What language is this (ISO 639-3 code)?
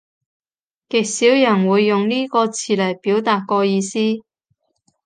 yue